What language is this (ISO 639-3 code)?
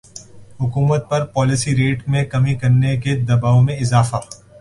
urd